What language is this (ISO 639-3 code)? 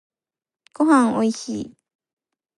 jpn